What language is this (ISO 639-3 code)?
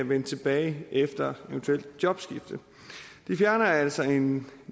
dan